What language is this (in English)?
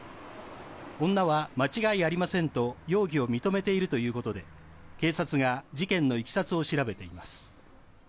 Japanese